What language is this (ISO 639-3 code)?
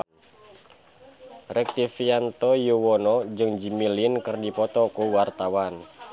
sun